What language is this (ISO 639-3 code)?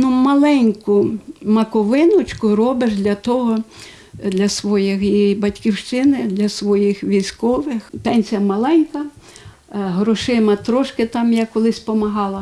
ukr